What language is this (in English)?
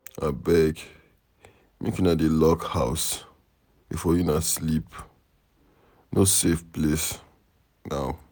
Nigerian Pidgin